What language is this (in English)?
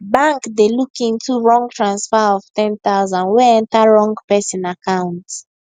Nigerian Pidgin